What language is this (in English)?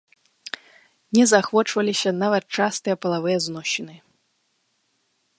Belarusian